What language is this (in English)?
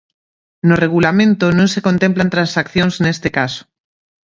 Galician